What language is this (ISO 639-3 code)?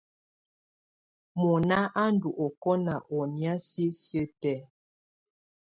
tvu